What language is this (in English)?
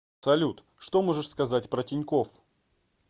Russian